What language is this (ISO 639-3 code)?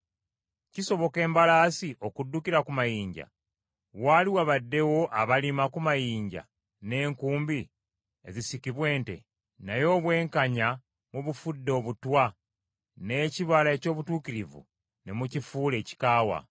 lug